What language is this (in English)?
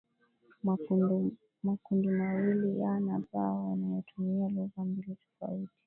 Swahili